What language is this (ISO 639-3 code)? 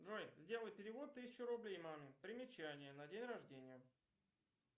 rus